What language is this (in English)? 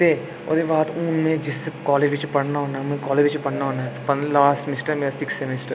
Dogri